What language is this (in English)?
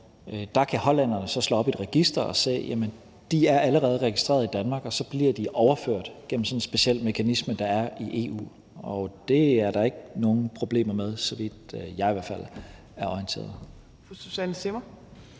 Danish